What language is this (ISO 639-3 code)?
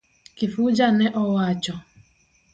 luo